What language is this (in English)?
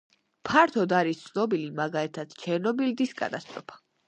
Georgian